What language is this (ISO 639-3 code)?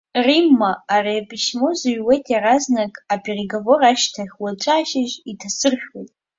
abk